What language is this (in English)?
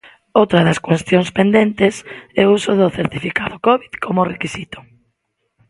Galician